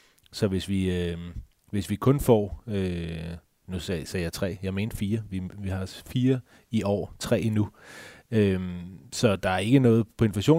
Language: Danish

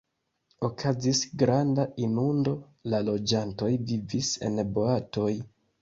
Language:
Esperanto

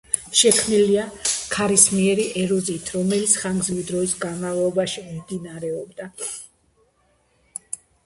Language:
Georgian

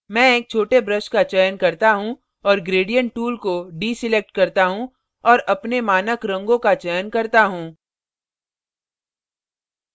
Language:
Hindi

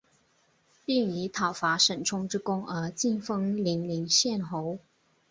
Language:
Chinese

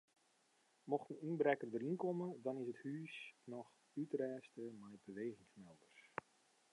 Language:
Western Frisian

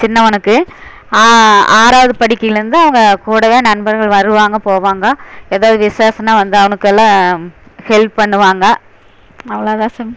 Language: Tamil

